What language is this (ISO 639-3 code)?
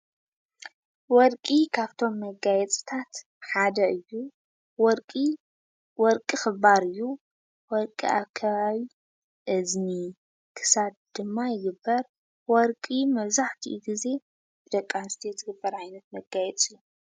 tir